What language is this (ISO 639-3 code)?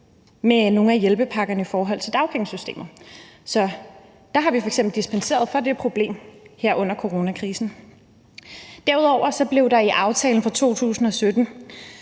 dan